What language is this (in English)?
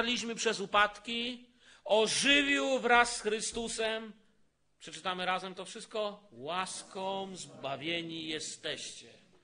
Polish